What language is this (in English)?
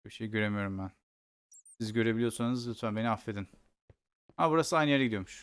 Turkish